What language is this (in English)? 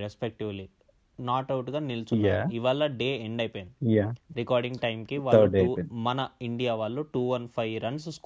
Telugu